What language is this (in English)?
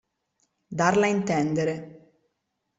Italian